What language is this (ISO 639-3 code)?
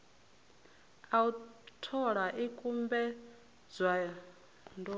ven